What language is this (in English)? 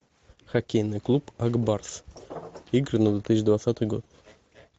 Russian